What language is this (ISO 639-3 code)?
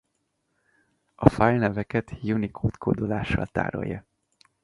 hun